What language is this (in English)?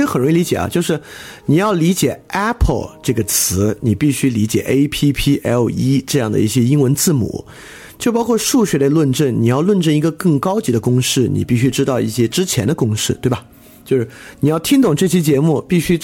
Chinese